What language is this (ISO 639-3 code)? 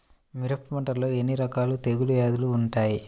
tel